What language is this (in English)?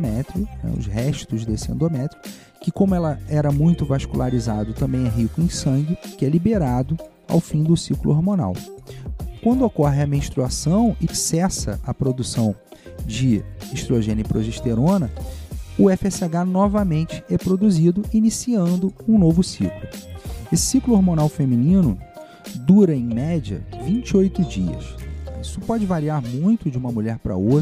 Portuguese